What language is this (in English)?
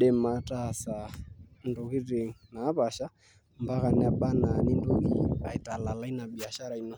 Masai